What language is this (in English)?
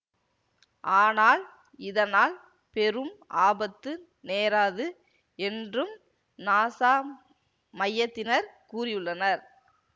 Tamil